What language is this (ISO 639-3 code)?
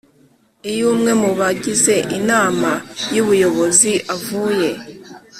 kin